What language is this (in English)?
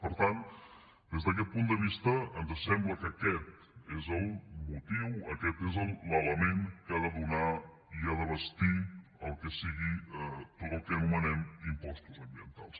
Catalan